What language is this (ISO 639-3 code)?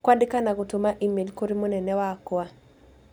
kik